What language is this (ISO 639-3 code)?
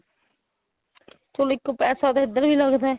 pan